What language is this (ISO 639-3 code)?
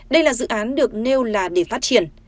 vie